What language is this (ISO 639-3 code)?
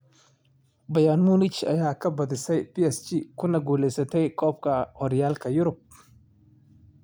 som